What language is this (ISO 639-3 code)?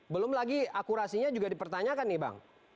ind